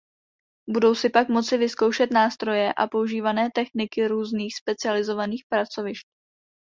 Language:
Czech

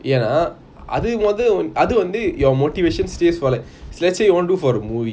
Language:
English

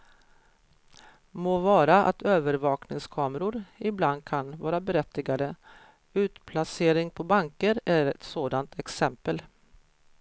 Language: Swedish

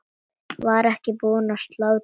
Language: Icelandic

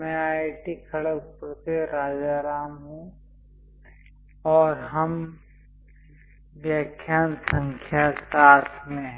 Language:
Hindi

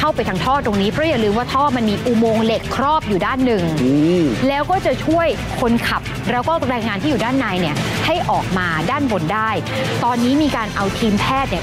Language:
Thai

